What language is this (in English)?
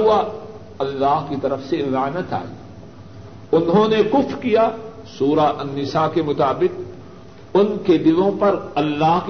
Urdu